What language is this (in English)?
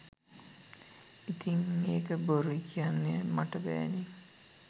Sinhala